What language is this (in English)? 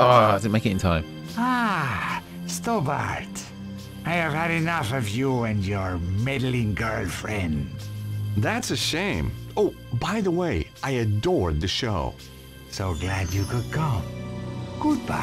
English